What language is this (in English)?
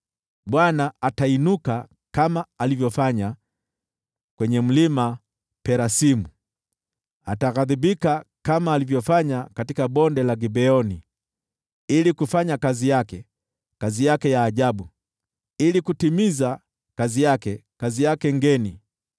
Swahili